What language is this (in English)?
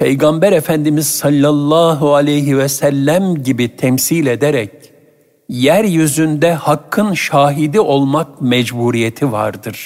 Turkish